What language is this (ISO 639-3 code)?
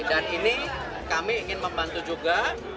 ind